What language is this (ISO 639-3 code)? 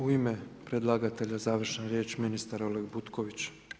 hrv